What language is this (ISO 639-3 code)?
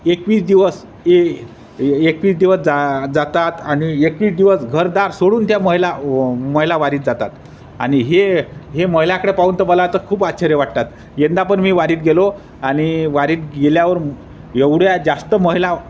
mar